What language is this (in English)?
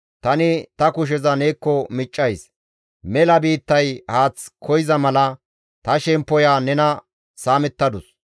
Gamo